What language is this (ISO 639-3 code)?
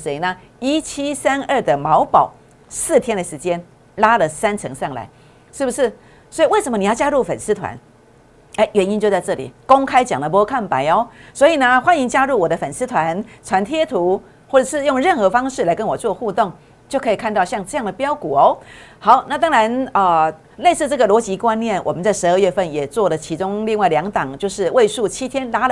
zho